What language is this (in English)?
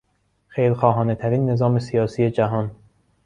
Persian